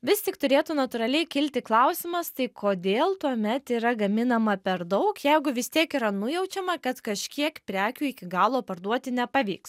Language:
Lithuanian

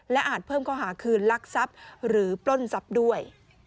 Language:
Thai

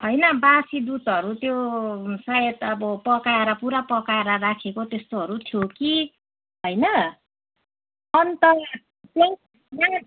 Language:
Nepali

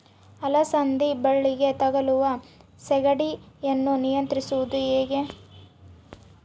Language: Kannada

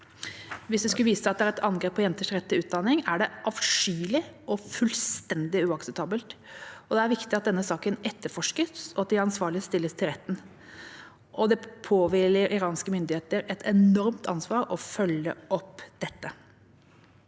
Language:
Norwegian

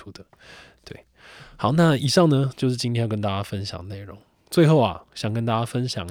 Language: Chinese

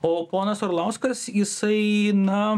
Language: Lithuanian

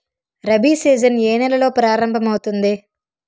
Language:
Telugu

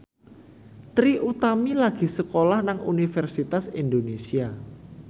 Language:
Javanese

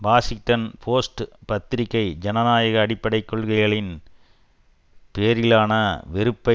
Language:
Tamil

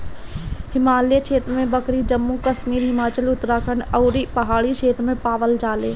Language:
Bhojpuri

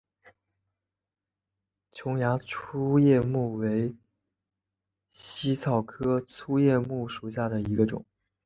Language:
Chinese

